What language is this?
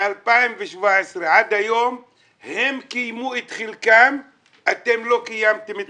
Hebrew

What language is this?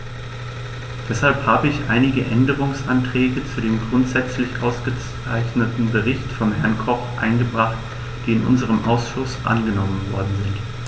German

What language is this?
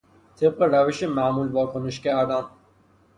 Persian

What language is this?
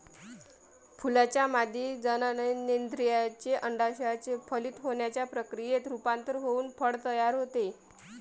Marathi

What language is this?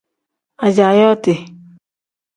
Tem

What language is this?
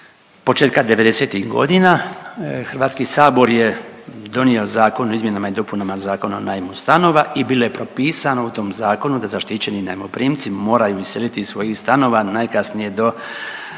Croatian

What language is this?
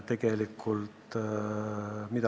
Estonian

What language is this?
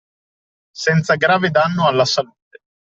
Italian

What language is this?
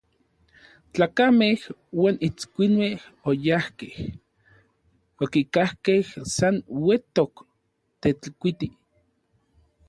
Orizaba Nahuatl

